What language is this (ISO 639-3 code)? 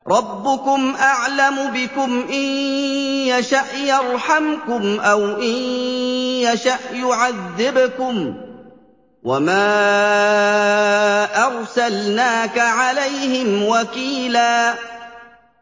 ara